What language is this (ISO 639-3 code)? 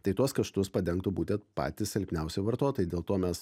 lit